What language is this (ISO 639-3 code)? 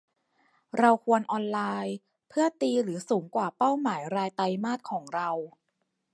tha